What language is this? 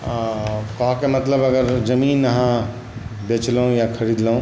Maithili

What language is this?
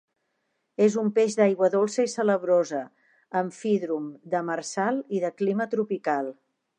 Catalan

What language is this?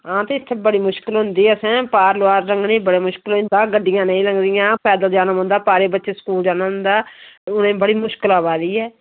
Dogri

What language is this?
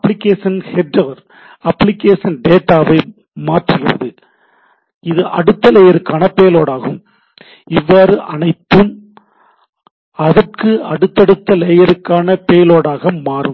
Tamil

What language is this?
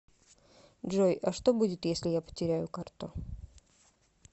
Russian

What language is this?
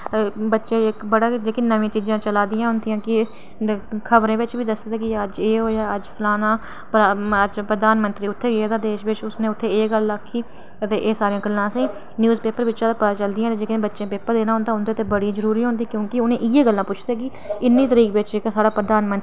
Dogri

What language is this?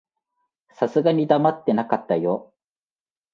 Japanese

